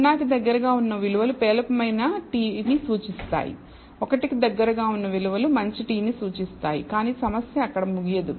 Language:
Telugu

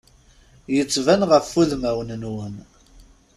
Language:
Kabyle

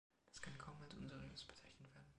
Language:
German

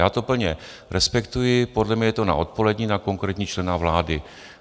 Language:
Czech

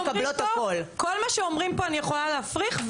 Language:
Hebrew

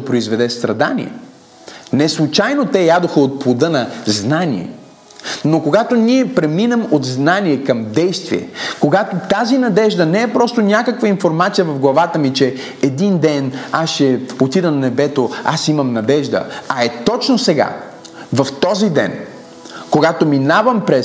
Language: Bulgarian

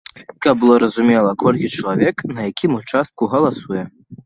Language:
Belarusian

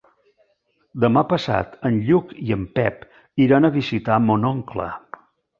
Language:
Catalan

